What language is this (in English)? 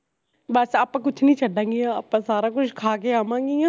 Punjabi